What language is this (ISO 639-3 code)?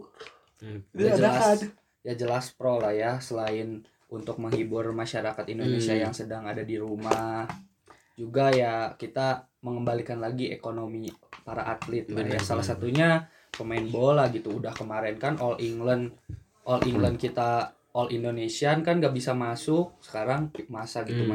ind